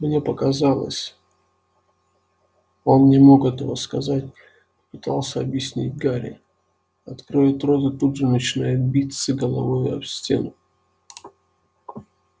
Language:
Russian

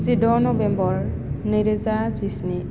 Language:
Bodo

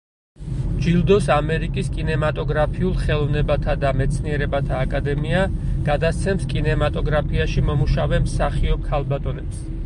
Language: Georgian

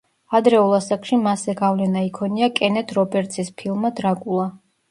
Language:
Georgian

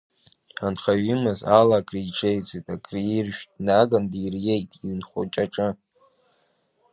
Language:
Abkhazian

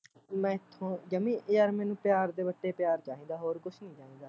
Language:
Punjabi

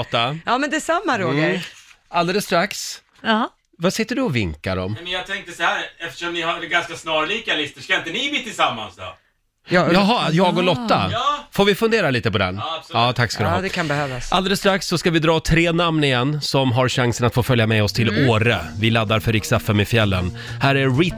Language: Swedish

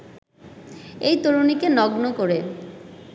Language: Bangla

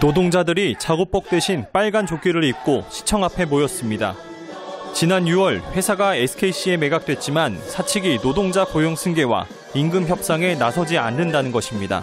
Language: Korean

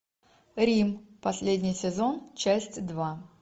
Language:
Russian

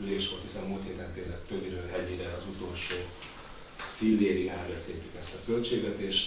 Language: Hungarian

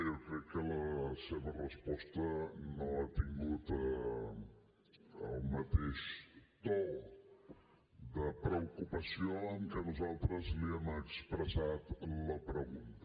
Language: Catalan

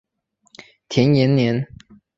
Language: Chinese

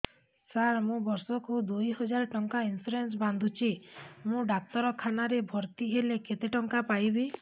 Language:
Odia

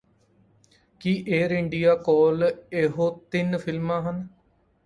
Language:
Punjabi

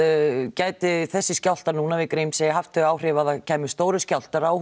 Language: Icelandic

